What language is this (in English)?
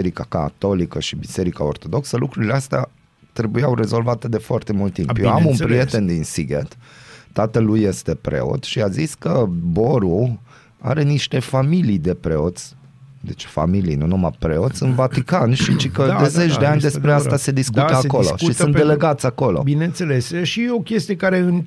Romanian